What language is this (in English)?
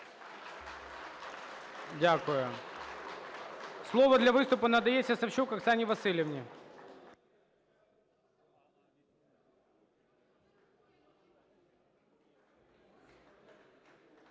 Ukrainian